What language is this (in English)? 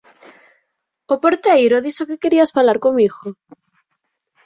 Galician